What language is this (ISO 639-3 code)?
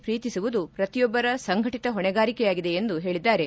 kan